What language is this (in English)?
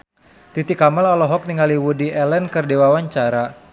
Sundanese